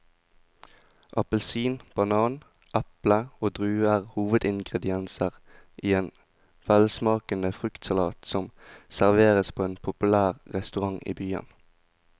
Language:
Norwegian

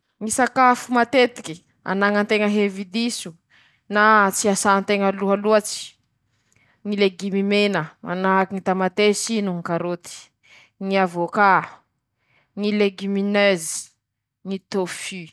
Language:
Masikoro Malagasy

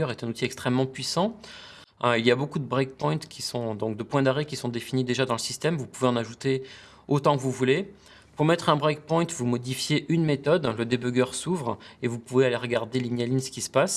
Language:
French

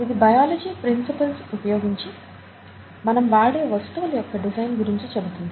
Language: Telugu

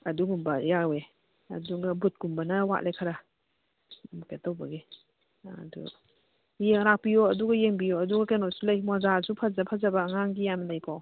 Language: Manipuri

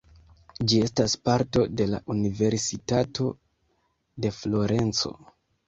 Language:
Esperanto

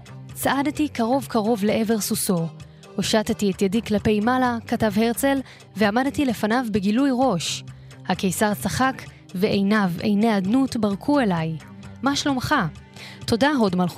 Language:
Hebrew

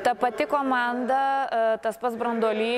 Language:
Lithuanian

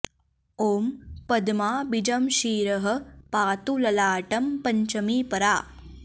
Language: Sanskrit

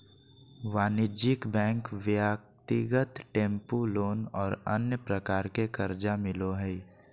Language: Magahi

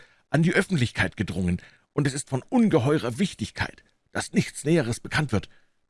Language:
German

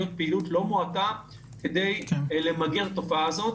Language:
Hebrew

